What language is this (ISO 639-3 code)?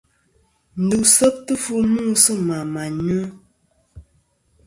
bkm